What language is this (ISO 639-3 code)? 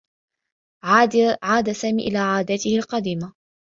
ara